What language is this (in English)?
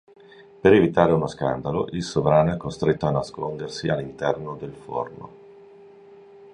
Italian